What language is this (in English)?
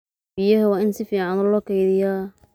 Somali